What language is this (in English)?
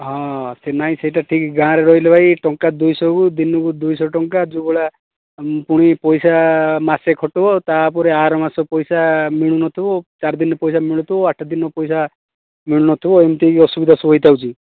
Odia